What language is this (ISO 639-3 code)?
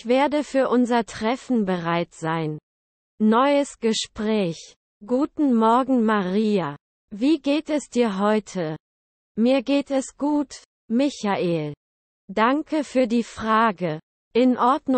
deu